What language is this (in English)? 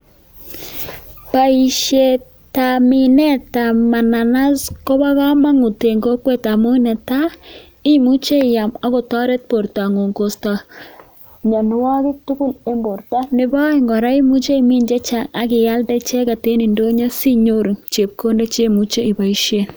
Kalenjin